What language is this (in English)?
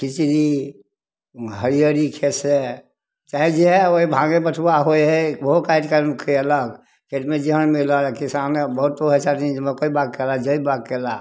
Maithili